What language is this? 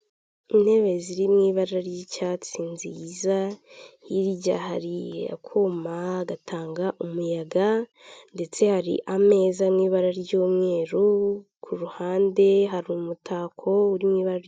Kinyarwanda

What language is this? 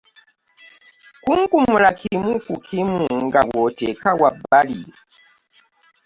Ganda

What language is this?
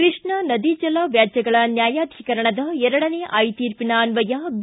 Kannada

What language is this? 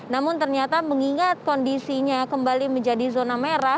Indonesian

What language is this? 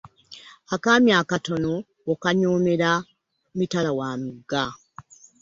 Ganda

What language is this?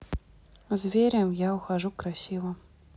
Russian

